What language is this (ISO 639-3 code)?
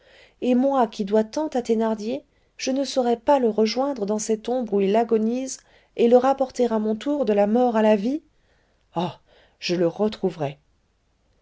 fra